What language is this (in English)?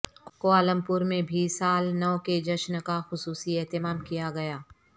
Urdu